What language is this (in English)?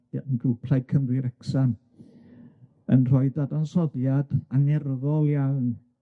Welsh